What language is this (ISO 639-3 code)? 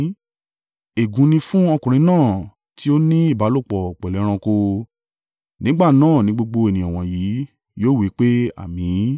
yor